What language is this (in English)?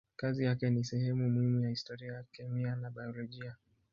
Swahili